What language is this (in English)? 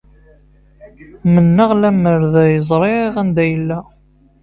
Kabyle